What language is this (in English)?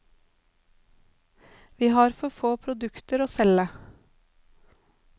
Norwegian